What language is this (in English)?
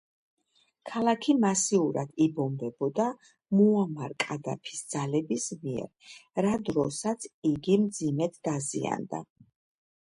Georgian